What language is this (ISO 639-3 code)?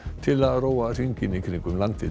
isl